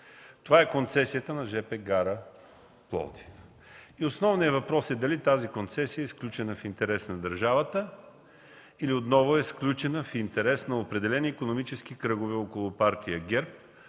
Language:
Bulgarian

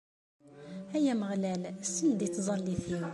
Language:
Kabyle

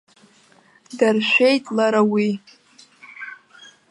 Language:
Abkhazian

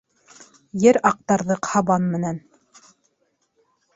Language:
Bashkir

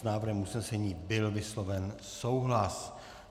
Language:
Czech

